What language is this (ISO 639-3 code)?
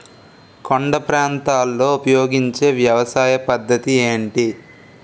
tel